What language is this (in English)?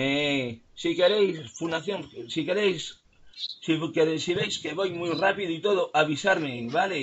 Spanish